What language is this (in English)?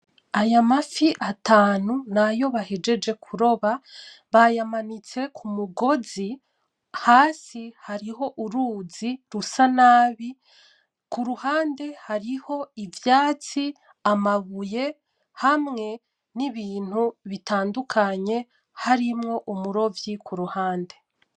Rundi